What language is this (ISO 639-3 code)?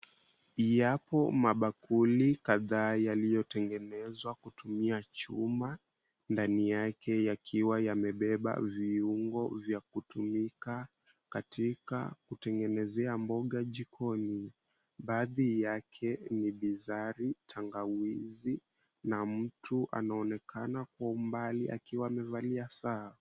swa